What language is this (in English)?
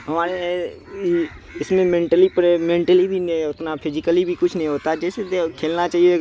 Urdu